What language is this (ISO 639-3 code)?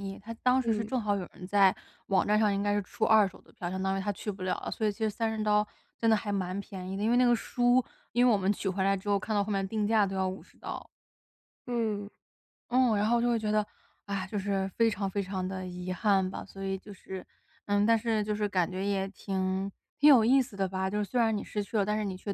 zho